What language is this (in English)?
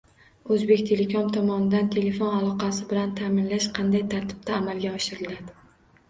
Uzbek